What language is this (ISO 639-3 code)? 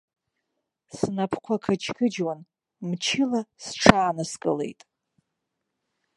abk